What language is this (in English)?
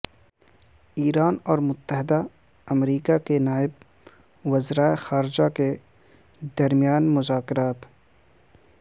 Urdu